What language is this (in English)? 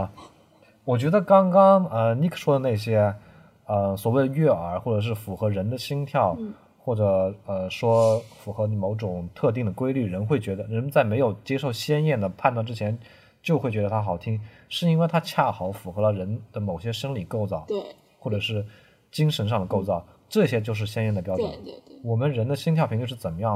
Chinese